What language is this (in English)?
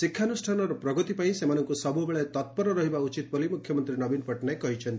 Odia